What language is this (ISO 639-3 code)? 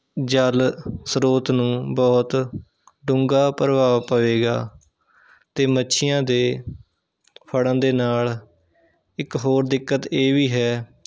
pan